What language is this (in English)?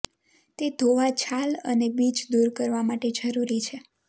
Gujarati